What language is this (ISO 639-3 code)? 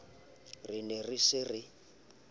sot